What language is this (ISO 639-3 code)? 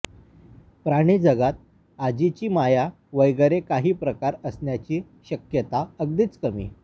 mar